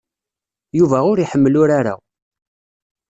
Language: Kabyle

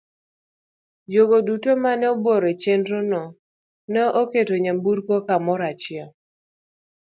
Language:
Luo (Kenya and Tanzania)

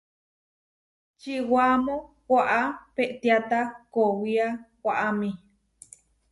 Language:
Huarijio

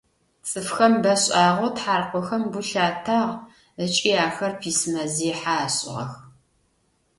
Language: Adyghe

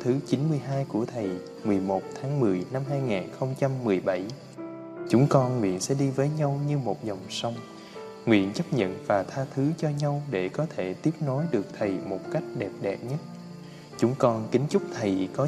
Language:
Vietnamese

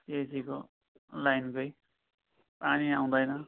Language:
Nepali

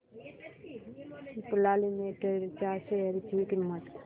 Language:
Marathi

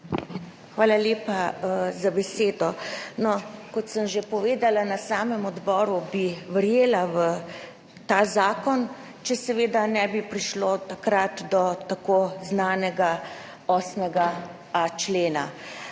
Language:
Slovenian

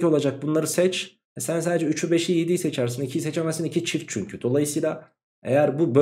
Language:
Turkish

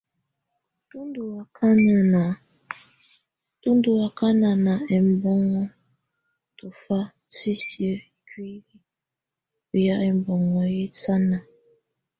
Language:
Tunen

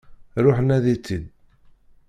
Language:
Kabyle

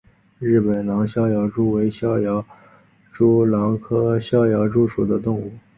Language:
Chinese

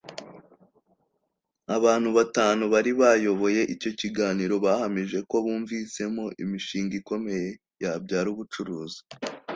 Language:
Kinyarwanda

